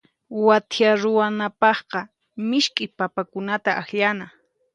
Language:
Puno Quechua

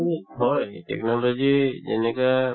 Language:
Assamese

